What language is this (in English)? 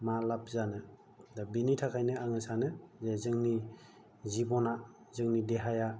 Bodo